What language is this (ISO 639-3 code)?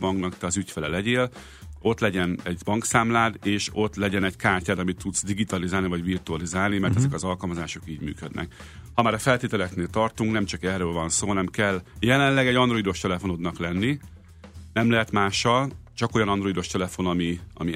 hun